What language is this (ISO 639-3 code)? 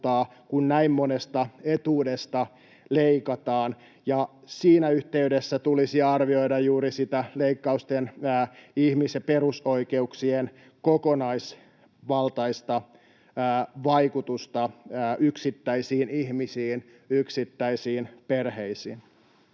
fin